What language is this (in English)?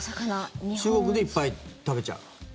Japanese